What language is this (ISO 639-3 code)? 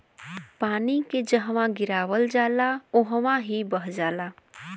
bho